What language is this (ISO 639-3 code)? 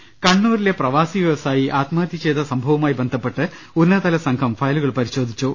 mal